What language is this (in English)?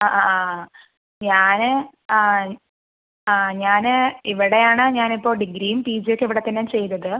Malayalam